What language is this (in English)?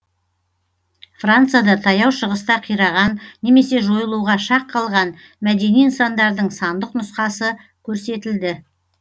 Kazakh